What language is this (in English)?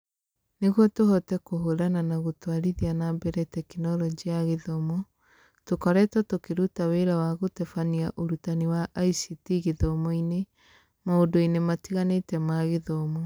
Kikuyu